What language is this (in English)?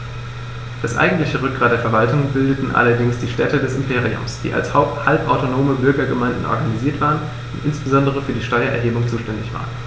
German